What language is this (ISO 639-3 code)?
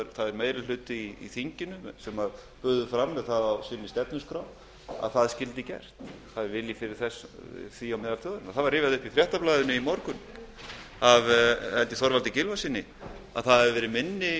isl